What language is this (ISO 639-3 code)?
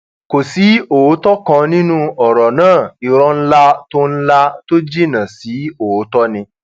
yor